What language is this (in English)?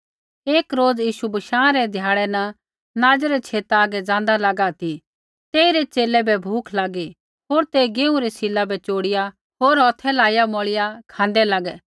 Kullu Pahari